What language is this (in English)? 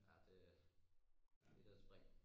Danish